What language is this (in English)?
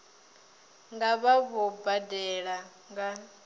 Venda